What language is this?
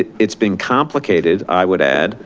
English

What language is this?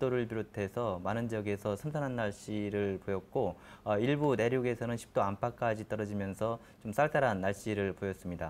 Korean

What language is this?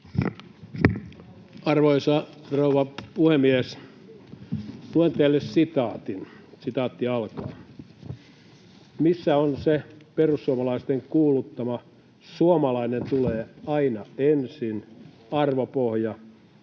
Finnish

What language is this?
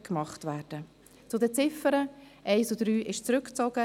Swiss German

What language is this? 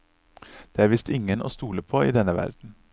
Norwegian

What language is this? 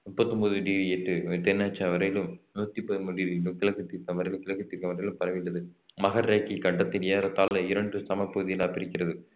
Tamil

